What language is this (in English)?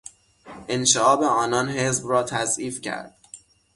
Persian